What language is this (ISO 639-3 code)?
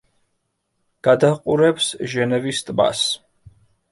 kat